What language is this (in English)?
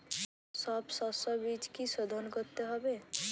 Bangla